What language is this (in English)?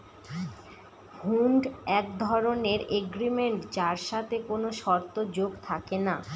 Bangla